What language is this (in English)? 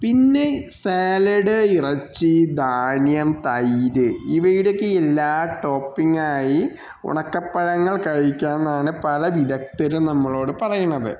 Malayalam